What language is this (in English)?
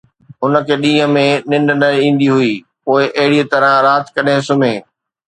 Sindhi